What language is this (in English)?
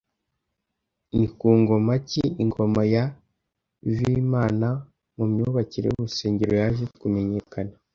Kinyarwanda